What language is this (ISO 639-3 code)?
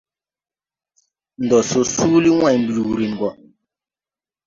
tui